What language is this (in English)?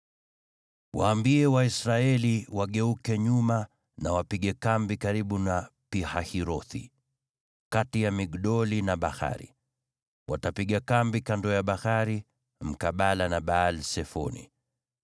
Swahili